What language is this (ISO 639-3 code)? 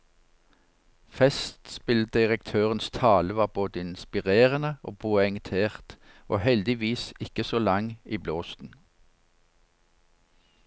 nor